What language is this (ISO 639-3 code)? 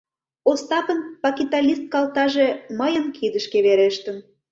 chm